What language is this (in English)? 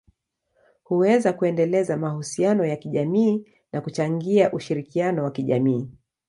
Swahili